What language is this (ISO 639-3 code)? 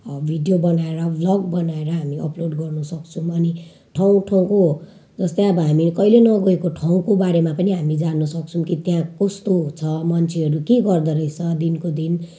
nep